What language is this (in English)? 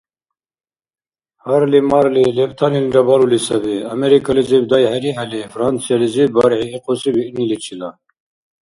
Dargwa